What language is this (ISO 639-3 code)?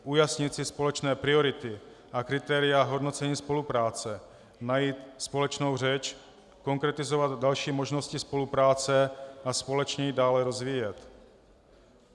ces